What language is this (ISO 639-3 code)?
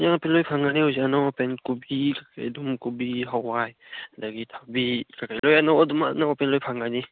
mni